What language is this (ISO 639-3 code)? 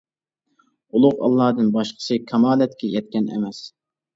uig